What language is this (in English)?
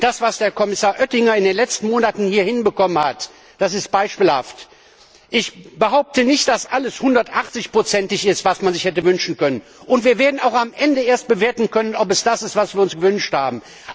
German